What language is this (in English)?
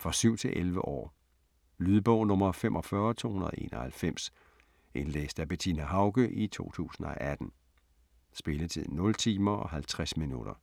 Danish